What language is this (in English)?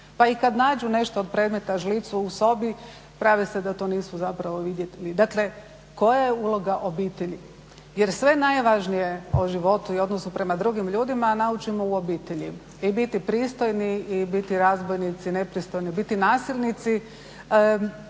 Croatian